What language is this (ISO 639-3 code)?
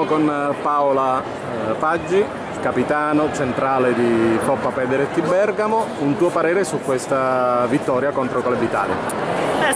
ita